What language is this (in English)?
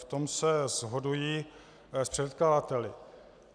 Czech